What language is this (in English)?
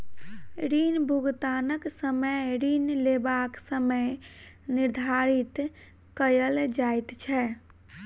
Maithili